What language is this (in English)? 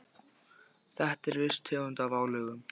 Icelandic